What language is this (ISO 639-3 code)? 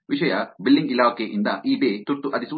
kan